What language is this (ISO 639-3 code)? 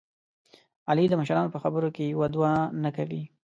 pus